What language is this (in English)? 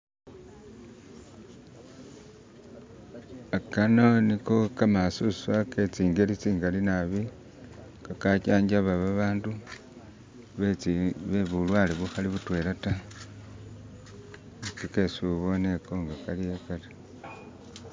Masaaba